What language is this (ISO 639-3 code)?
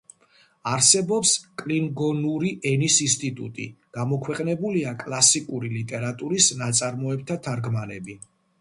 kat